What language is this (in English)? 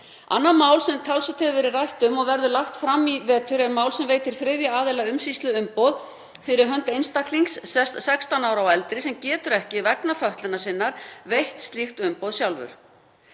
Icelandic